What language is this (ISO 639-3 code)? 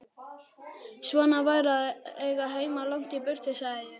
isl